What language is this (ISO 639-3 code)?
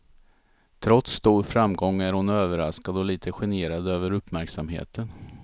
swe